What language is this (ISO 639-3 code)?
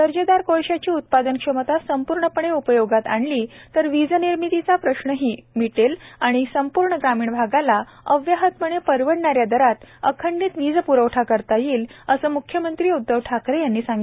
mar